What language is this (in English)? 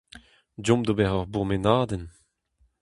Breton